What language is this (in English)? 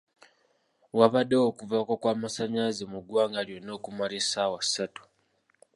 Ganda